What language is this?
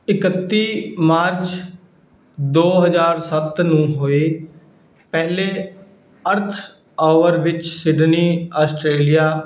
Punjabi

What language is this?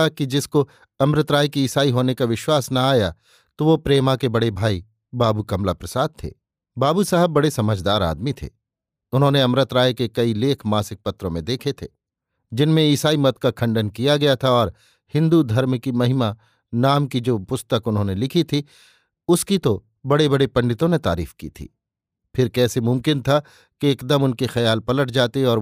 Hindi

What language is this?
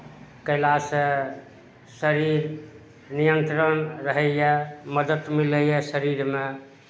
Maithili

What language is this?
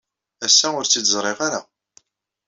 Kabyle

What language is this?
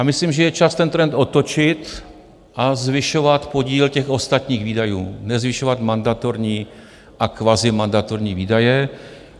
Czech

